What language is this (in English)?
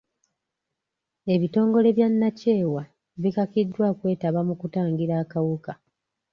Ganda